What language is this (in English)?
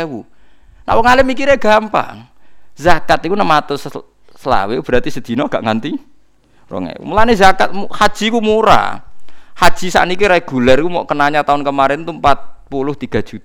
Indonesian